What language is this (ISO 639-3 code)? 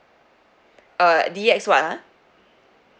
eng